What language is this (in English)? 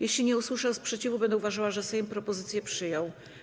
Polish